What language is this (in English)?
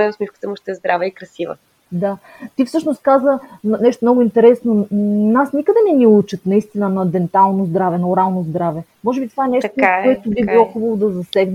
Bulgarian